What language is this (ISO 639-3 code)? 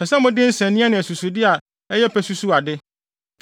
aka